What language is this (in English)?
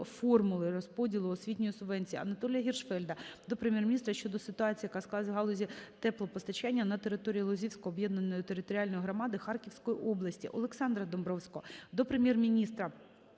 Ukrainian